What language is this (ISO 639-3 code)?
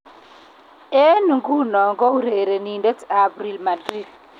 kln